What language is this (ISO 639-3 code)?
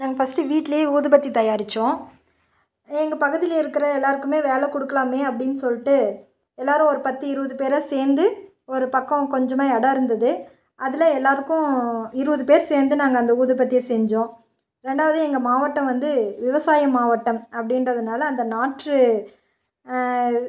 tam